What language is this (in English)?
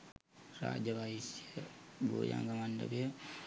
Sinhala